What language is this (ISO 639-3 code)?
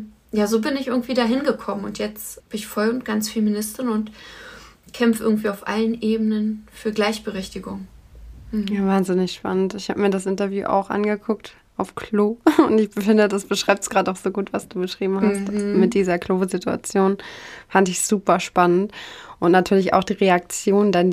deu